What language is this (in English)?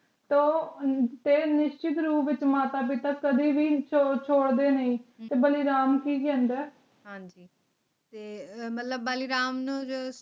Punjabi